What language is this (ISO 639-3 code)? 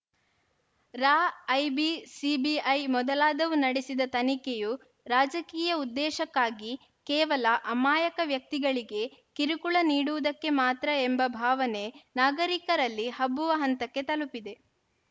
kan